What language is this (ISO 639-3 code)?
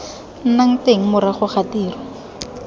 tsn